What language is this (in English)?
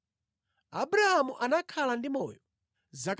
Nyanja